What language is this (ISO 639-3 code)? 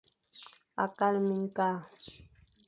fan